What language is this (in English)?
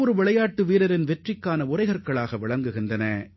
Tamil